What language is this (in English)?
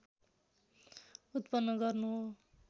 Nepali